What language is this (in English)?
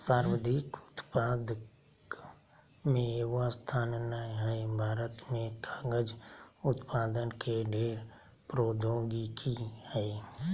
Magahi